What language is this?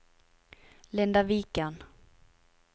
Norwegian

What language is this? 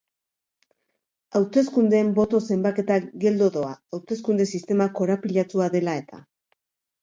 Basque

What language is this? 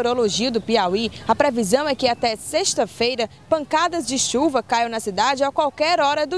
Portuguese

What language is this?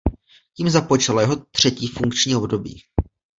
Czech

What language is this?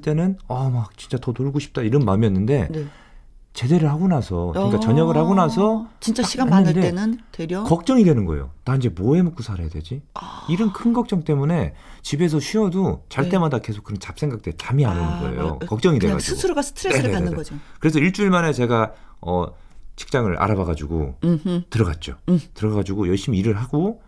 Korean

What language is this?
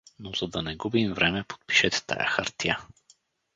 Bulgarian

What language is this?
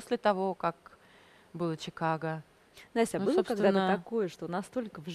Russian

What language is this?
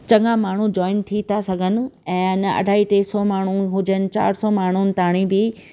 Sindhi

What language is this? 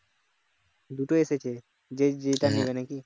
Bangla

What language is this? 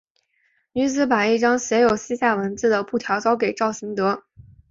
Chinese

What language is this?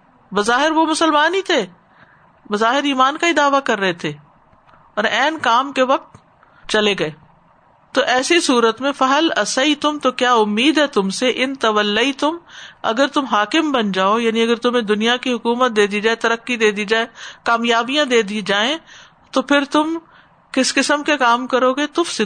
Urdu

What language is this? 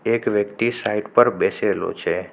Gujarati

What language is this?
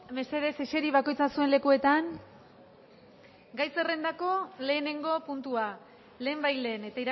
Basque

